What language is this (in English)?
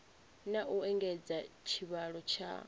Venda